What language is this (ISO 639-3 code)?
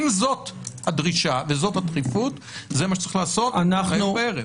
heb